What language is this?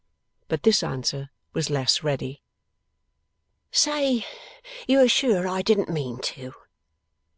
English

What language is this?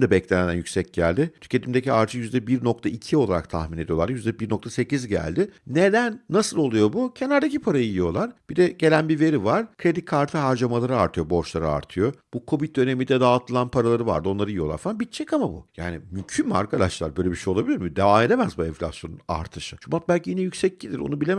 Turkish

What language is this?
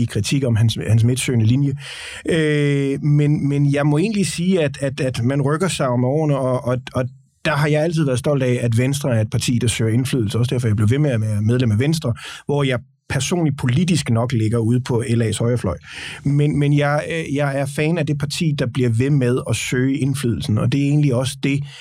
Danish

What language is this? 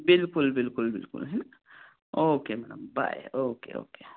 Hindi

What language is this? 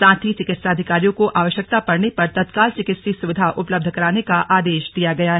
Hindi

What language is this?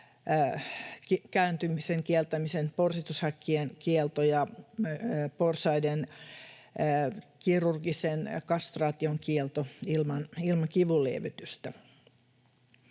Finnish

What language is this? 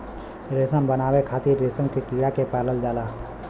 Bhojpuri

